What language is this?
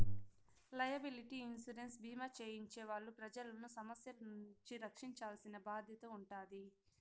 Telugu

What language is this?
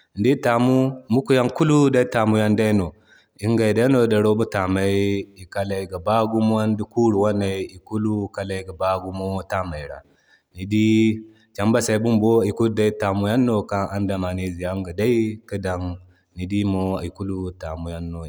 Zarma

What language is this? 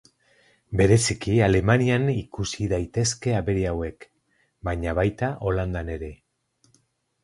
Basque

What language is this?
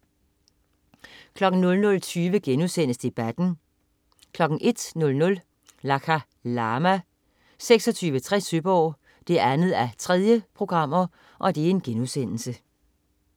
Danish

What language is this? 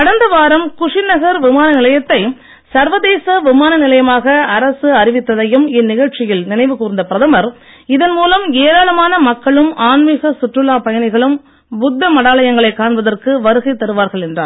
Tamil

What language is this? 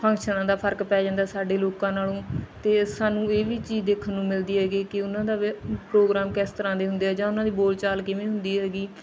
Punjabi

